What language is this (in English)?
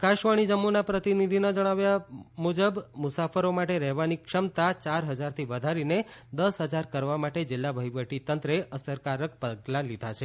Gujarati